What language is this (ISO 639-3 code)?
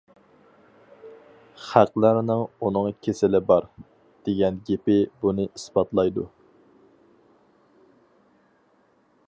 uig